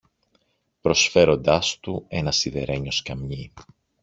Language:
Greek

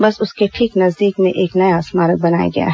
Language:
Hindi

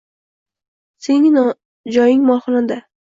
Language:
Uzbek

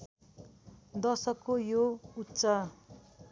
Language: Nepali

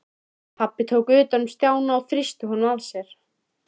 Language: Icelandic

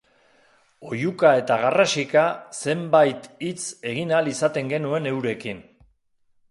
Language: Basque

